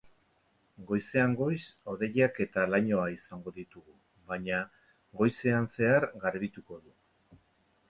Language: Basque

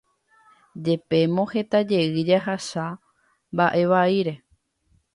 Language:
Guarani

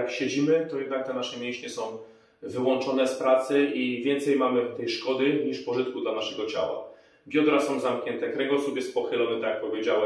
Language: Polish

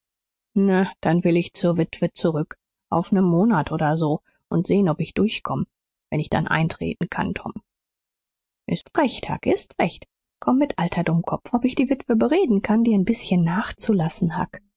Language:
German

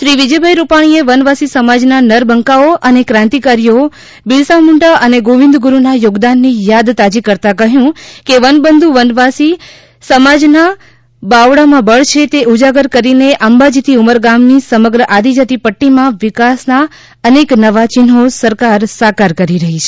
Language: Gujarati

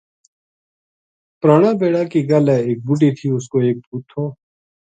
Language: Gujari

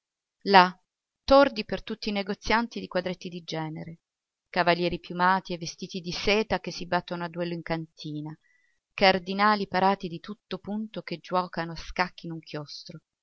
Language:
Italian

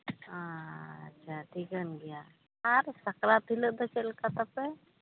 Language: Santali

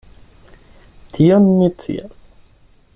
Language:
Esperanto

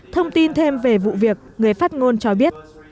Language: Vietnamese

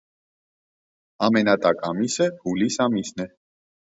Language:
Armenian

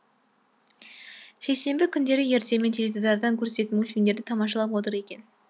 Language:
Kazakh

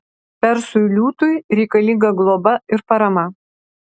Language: Lithuanian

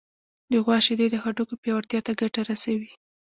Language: Pashto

